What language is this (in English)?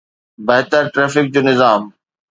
Sindhi